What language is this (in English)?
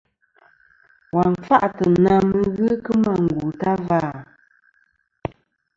Kom